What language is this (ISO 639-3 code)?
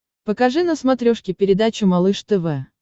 rus